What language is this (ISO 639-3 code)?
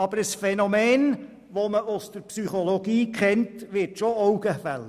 gsw